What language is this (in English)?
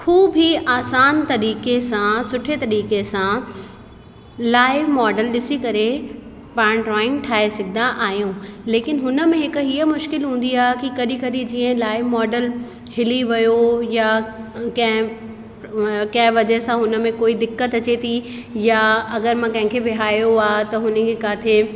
Sindhi